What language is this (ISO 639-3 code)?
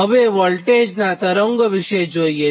guj